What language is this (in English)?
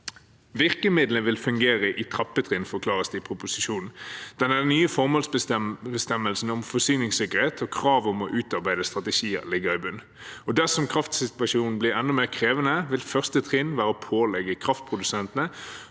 Norwegian